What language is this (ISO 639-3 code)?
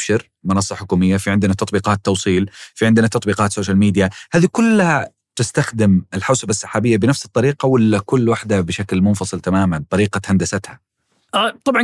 ara